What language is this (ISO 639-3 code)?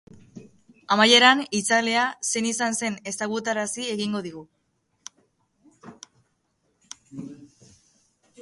eus